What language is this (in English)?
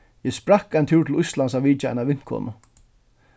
Faroese